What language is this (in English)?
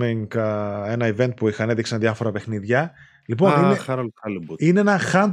Greek